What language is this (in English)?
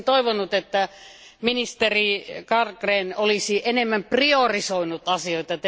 Finnish